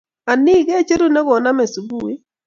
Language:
Kalenjin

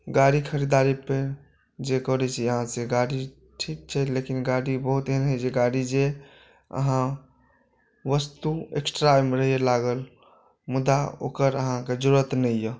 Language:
Maithili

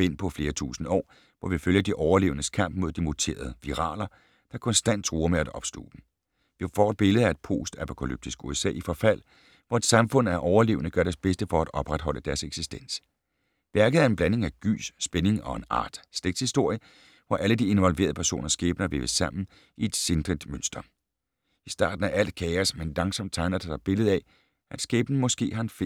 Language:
Danish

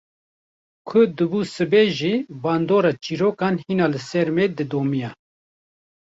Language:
Kurdish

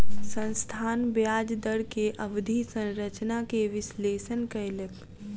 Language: Maithili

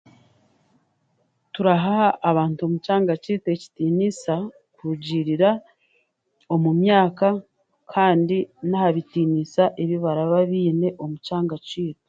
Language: Chiga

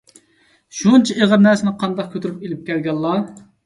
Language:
Uyghur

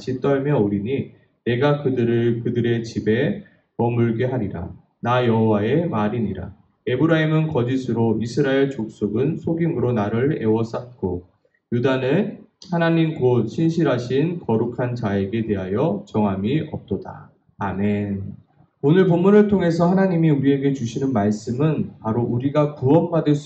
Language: Korean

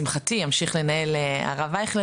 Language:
Hebrew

